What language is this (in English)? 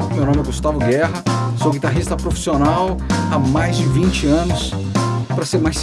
Portuguese